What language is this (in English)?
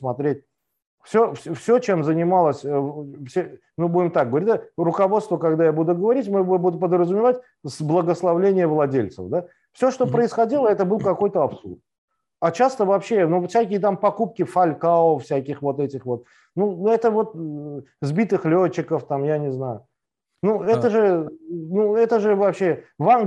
Russian